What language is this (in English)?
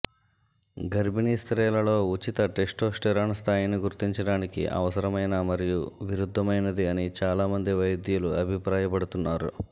Telugu